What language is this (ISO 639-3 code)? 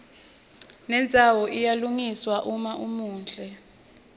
ssw